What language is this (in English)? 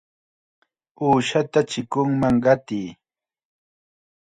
Chiquián Ancash Quechua